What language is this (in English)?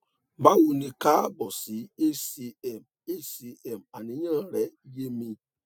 Yoruba